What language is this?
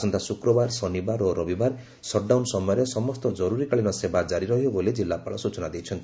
Odia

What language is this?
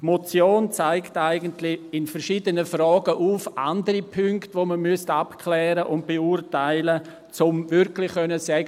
Swiss German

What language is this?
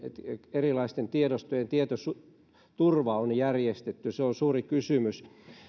Finnish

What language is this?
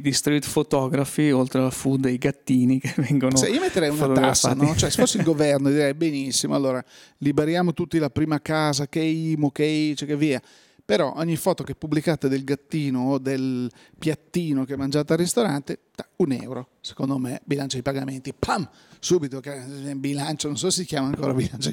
Italian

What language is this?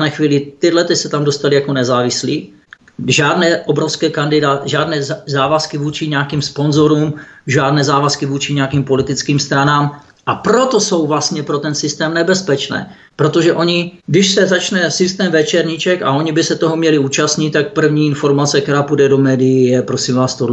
Czech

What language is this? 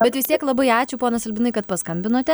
Lithuanian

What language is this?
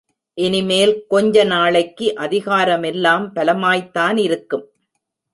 Tamil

